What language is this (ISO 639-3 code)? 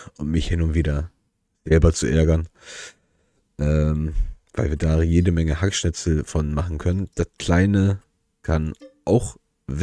deu